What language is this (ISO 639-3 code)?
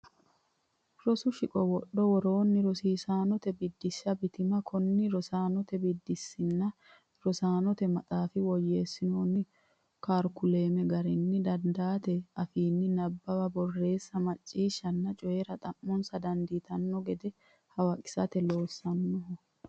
sid